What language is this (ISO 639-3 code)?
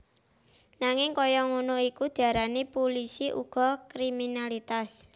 jav